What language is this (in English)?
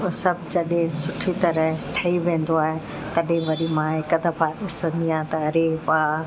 Sindhi